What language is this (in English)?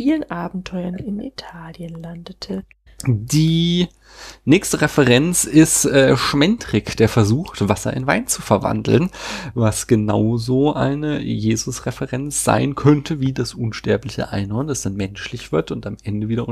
German